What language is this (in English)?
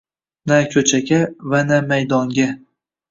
Uzbek